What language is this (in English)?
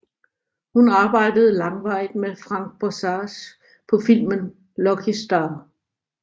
Danish